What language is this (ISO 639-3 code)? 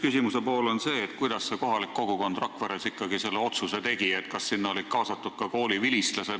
est